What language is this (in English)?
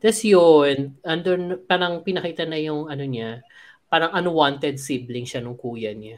Filipino